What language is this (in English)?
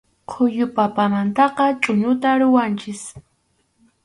Arequipa-La Unión Quechua